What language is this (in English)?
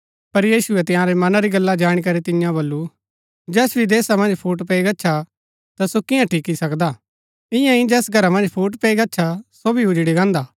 Gaddi